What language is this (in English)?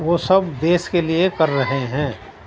Urdu